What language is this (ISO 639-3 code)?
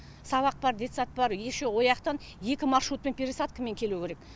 kaz